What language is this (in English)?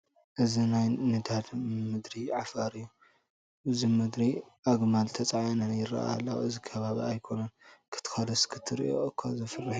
Tigrinya